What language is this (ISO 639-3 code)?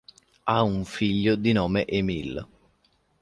ita